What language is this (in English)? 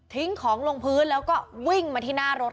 Thai